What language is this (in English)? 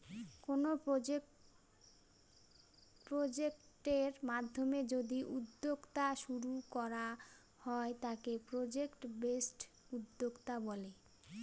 Bangla